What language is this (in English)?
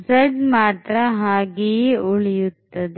Kannada